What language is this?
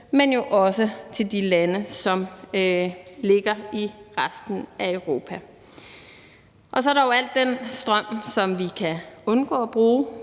Danish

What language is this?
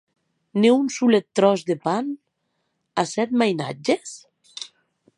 Occitan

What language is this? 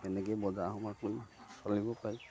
Assamese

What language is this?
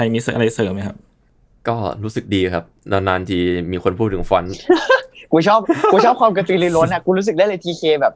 Thai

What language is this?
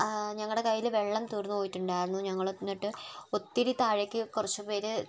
Malayalam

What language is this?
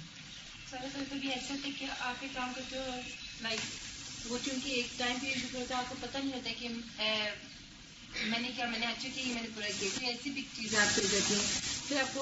Urdu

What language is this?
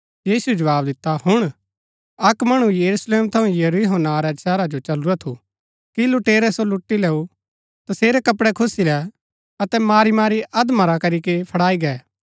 Gaddi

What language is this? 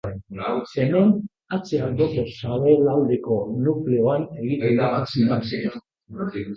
Basque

